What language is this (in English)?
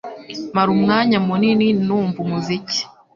Kinyarwanda